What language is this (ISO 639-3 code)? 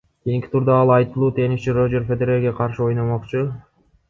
kir